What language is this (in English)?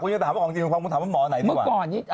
Thai